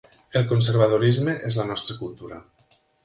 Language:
Catalan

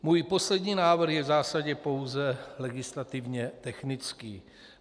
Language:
Czech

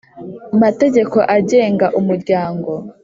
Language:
Kinyarwanda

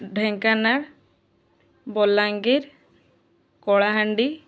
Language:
Odia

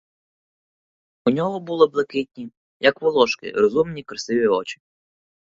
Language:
Ukrainian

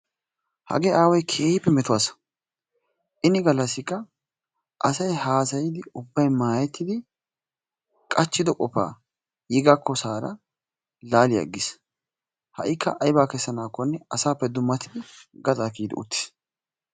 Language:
Wolaytta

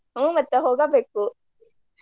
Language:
Kannada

